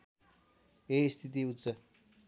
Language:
Nepali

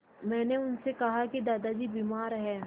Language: Hindi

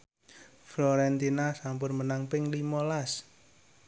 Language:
Javanese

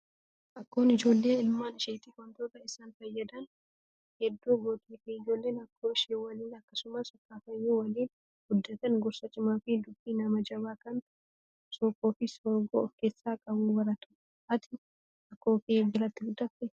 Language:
Oromo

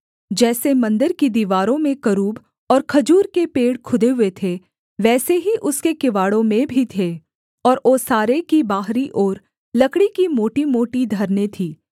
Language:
Hindi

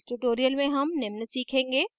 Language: Hindi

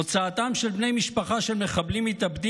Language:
Hebrew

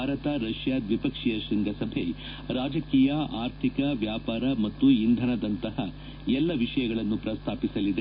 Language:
Kannada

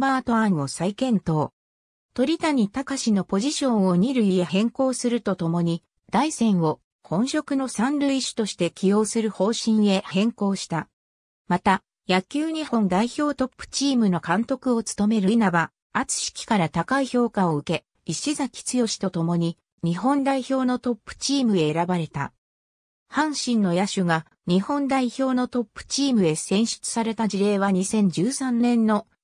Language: Japanese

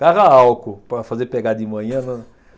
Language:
Portuguese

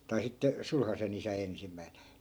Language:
Finnish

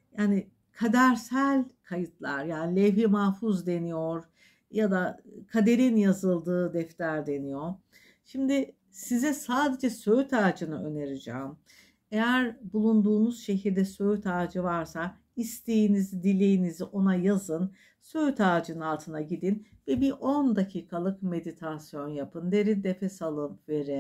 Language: Turkish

